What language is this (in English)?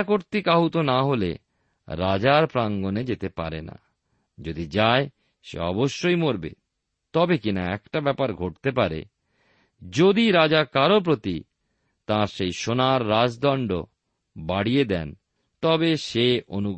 Bangla